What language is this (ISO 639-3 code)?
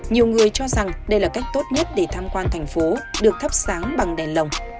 vie